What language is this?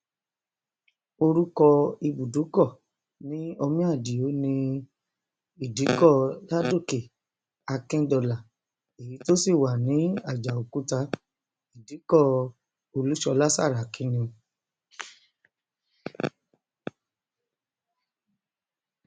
Yoruba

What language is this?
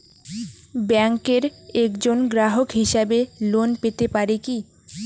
Bangla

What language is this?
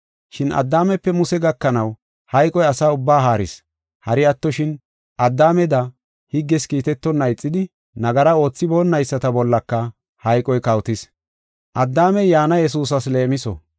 Gofa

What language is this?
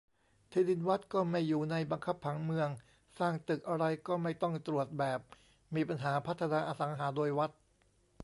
Thai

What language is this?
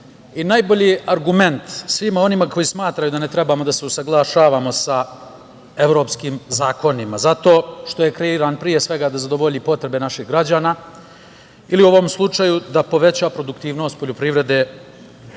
Serbian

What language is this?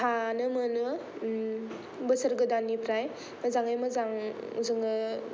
Bodo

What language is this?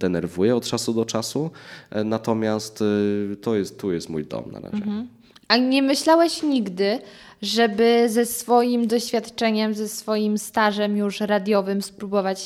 Polish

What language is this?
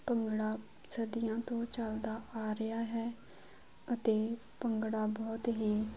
Punjabi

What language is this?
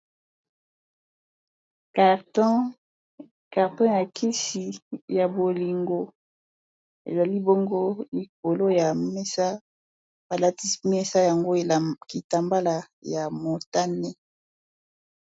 Lingala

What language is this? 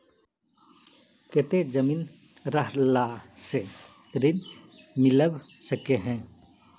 Magahi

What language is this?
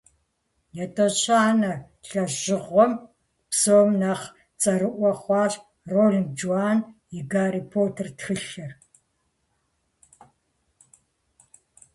Kabardian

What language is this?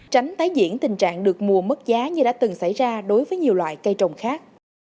Vietnamese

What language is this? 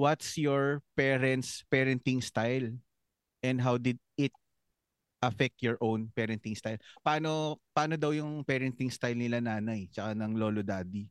Filipino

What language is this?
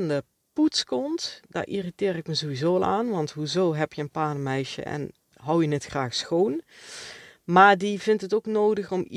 Dutch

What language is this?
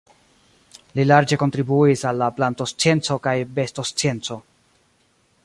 Esperanto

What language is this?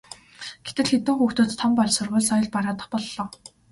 Mongolian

